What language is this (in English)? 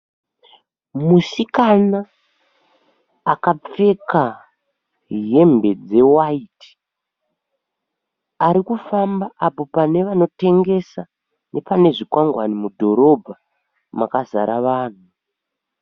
Shona